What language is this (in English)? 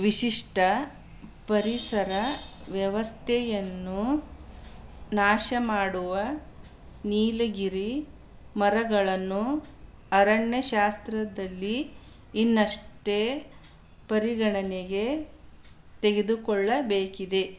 Kannada